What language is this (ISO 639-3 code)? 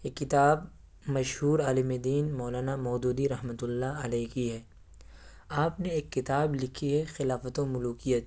urd